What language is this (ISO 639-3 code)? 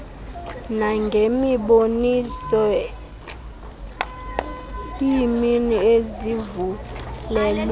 xho